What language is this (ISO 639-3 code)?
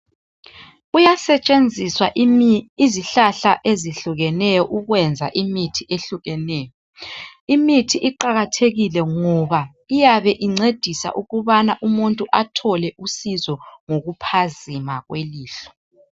nde